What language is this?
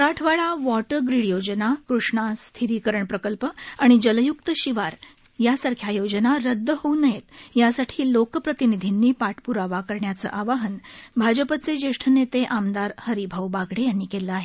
Marathi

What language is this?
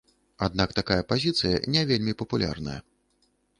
Belarusian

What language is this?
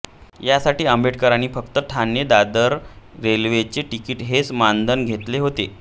Marathi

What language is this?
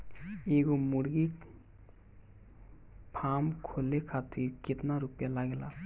Bhojpuri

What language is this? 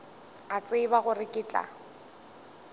Northern Sotho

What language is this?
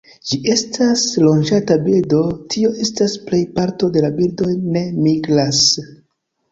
Esperanto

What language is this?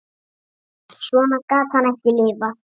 Icelandic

